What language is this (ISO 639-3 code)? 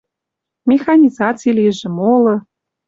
mrj